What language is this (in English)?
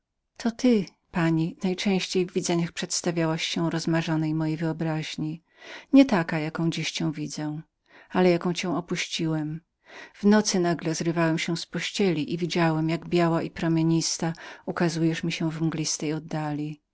Polish